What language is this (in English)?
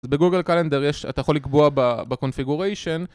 Hebrew